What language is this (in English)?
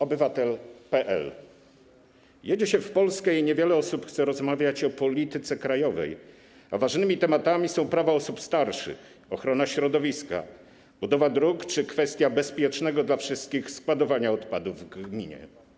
Polish